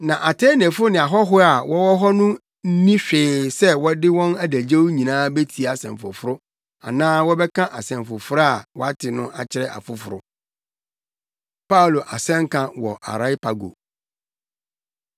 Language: Akan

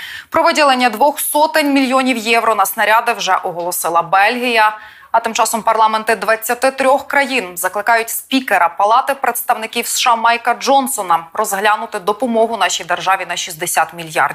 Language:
Ukrainian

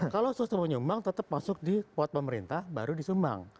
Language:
Indonesian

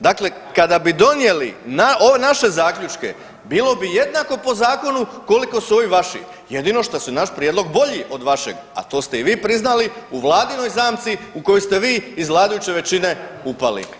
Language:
Croatian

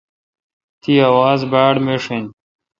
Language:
Kalkoti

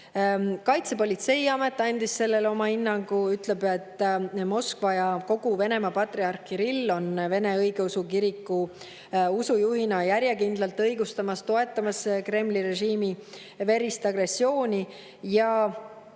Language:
Estonian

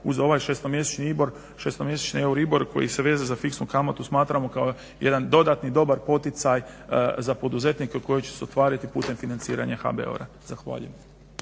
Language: Croatian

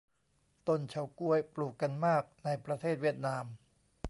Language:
Thai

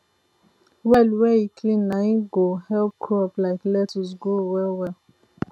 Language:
Nigerian Pidgin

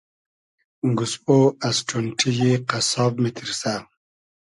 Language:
Hazaragi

